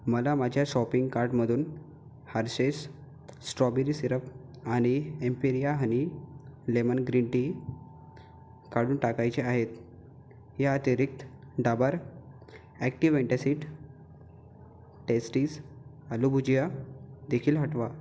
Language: Marathi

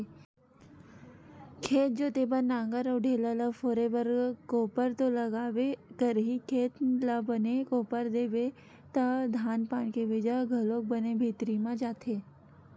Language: Chhattisgarhi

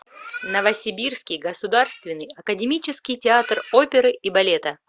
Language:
Russian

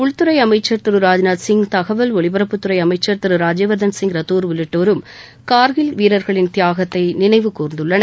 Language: Tamil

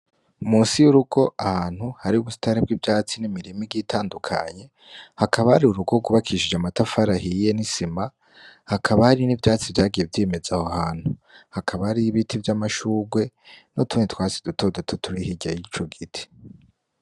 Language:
Rundi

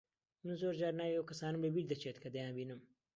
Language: Central Kurdish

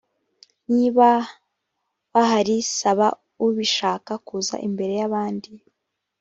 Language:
Kinyarwanda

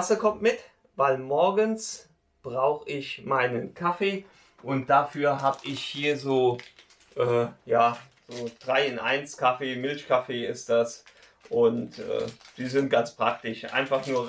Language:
German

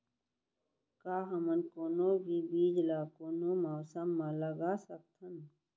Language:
Chhattisgarhi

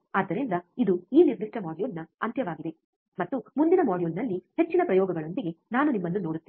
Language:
Kannada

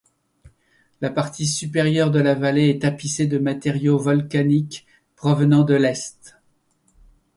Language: French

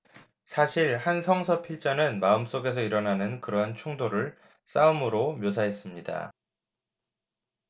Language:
Korean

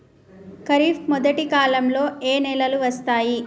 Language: Telugu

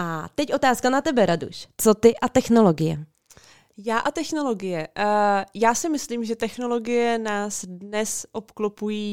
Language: Czech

